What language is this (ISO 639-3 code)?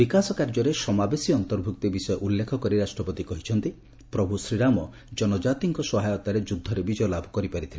ori